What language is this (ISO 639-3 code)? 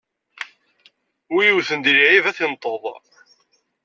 kab